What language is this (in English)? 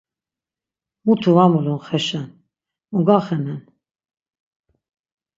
Laz